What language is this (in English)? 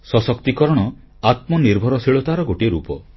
Odia